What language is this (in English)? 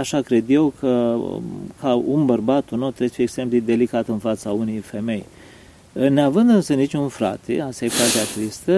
Romanian